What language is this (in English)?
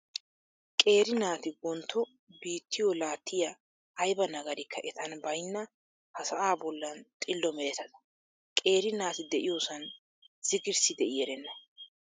Wolaytta